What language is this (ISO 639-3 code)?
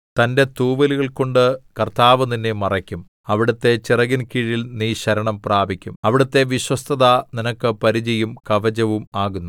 mal